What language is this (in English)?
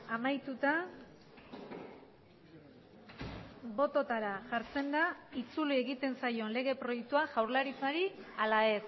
Basque